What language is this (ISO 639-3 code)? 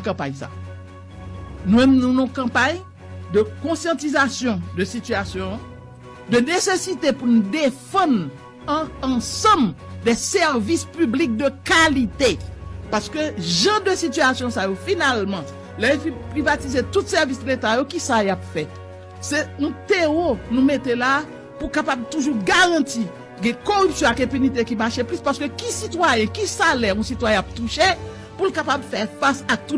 fra